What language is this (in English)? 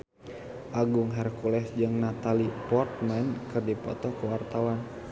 Sundanese